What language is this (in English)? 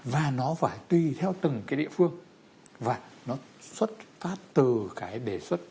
Vietnamese